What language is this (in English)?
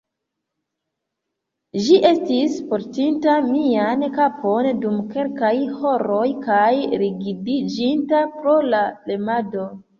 Esperanto